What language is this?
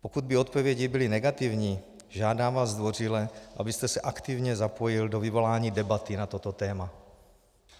Czech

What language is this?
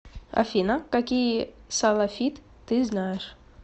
Russian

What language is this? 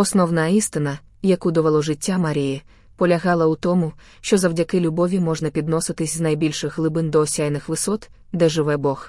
Ukrainian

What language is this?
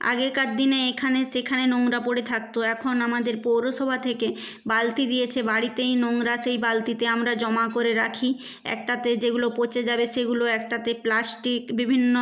Bangla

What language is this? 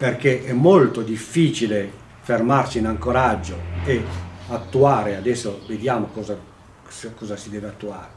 Italian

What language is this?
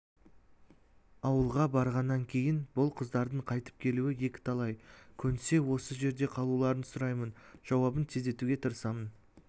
Kazakh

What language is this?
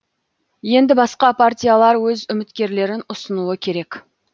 Kazakh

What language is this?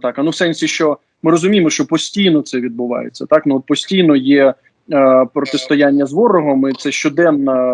Ukrainian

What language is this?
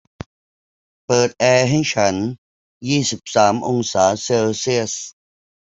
Thai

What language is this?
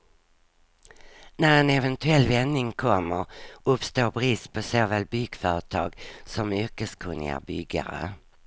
Swedish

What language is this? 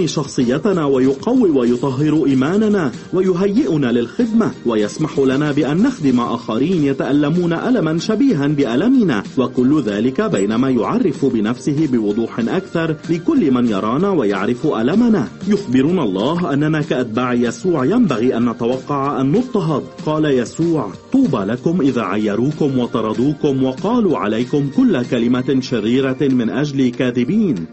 Arabic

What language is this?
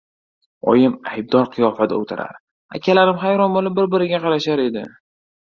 Uzbek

